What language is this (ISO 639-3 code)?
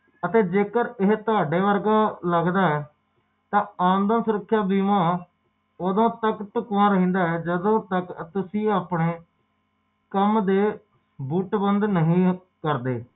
pan